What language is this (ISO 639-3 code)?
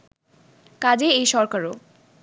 ben